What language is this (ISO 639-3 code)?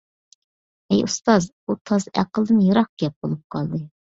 uig